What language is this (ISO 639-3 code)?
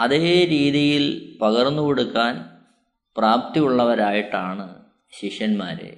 mal